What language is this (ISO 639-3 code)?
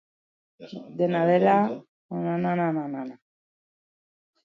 eus